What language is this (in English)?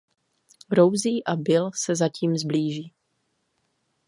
Czech